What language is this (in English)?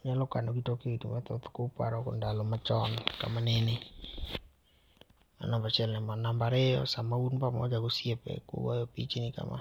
Luo (Kenya and Tanzania)